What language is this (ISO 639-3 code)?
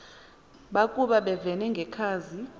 xho